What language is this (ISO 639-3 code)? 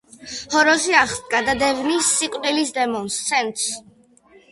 kat